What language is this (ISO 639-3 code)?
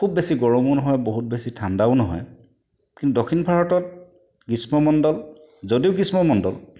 asm